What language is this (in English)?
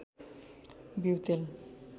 Nepali